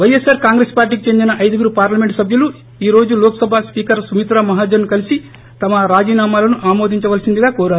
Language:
Telugu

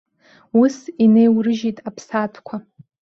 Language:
Abkhazian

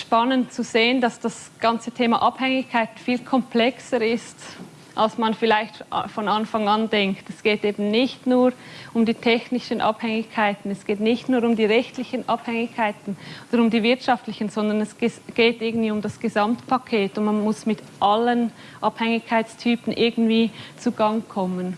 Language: German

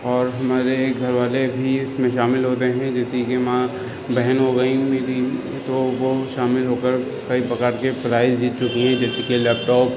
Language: Urdu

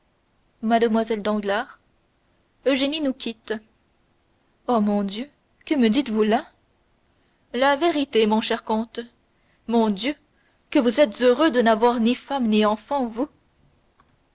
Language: French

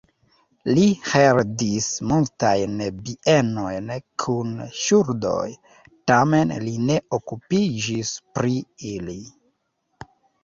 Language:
Esperanto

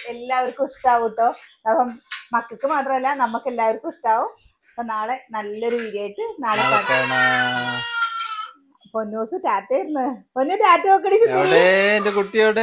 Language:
Malayalam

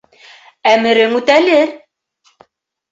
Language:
Bashkir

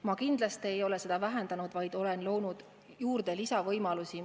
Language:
Estonian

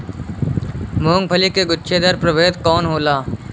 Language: Bhojpuri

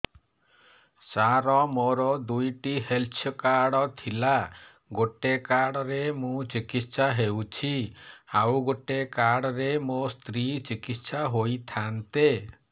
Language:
Odia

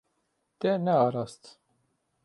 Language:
Kurdish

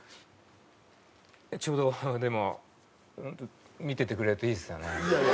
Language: Japanese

